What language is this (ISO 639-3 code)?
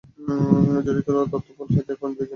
ben